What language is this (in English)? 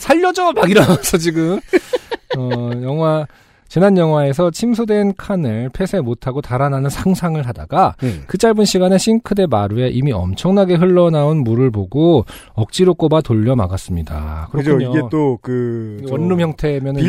Korean